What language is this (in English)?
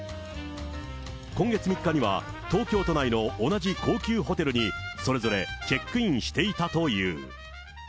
Japanese